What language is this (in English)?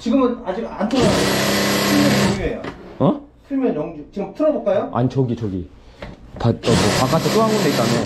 Korean